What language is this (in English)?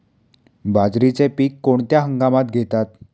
Marathi